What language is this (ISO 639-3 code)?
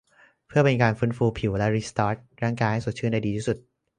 tha